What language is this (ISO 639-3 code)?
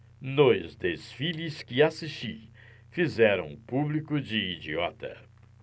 por